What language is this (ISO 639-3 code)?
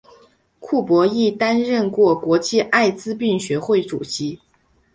zho